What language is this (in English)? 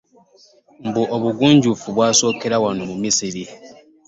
Ganda